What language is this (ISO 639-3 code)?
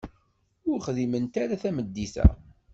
kab